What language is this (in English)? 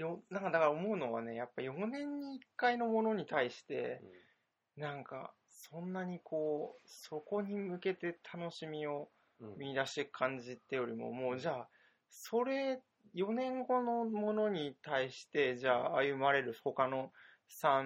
Japanese